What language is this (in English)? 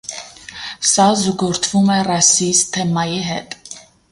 Armenian